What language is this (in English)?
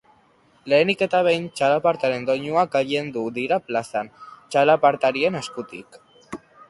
Basque